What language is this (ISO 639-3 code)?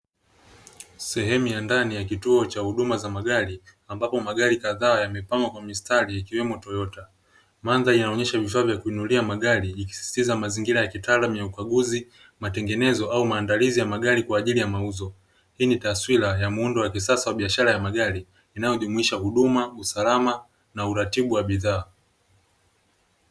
swa